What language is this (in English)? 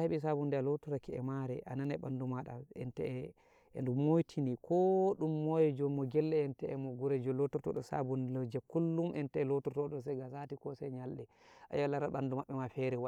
Nigerian Fulfulde